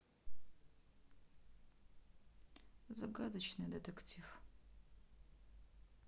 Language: Russian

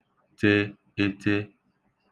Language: Igbo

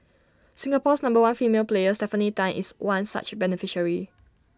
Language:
English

